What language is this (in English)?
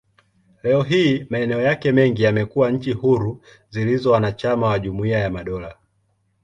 Swahili